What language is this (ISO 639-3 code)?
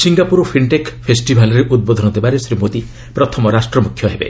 ori